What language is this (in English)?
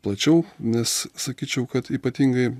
Lithuanian